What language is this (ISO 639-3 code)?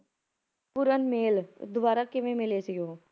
pan